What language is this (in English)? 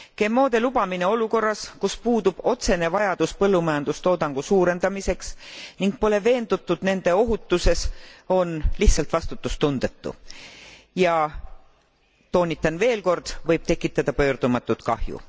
Estonian